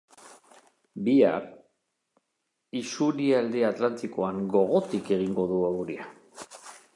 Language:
Basque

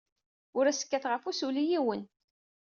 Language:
Kabyle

